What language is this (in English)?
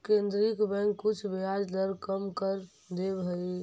Magahi